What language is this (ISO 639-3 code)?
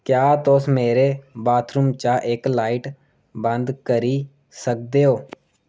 doi